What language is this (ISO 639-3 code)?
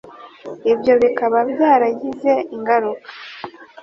kin